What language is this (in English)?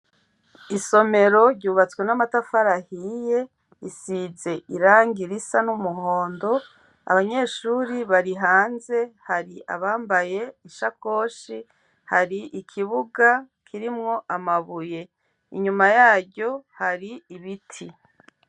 Rundi